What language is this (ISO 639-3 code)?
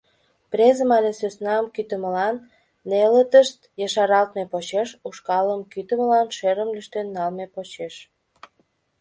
chm